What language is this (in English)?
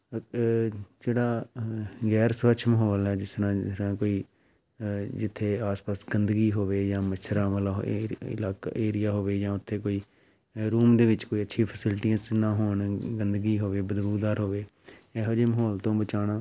Punjabi